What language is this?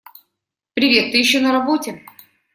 Russian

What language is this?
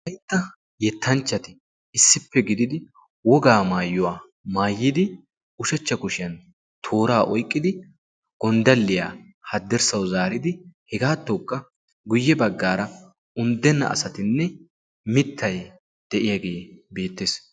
Wolaytta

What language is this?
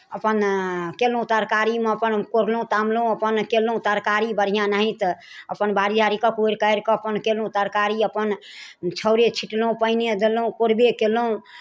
Maithili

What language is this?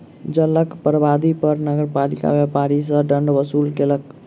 Maithili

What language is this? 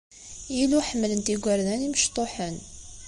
Kabyle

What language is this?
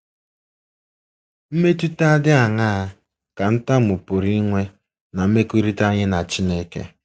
Igbo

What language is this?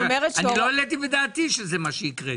Hebrew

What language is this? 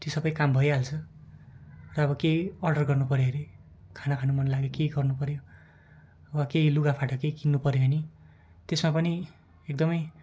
Nepali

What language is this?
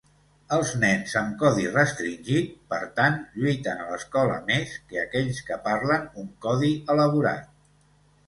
Catalan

